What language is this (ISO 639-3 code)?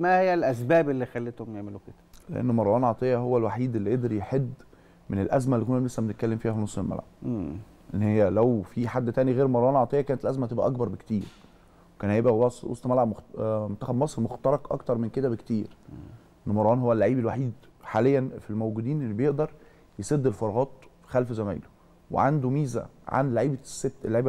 ara